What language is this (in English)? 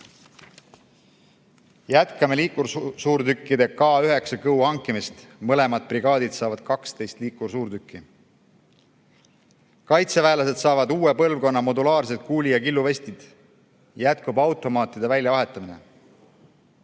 Estonian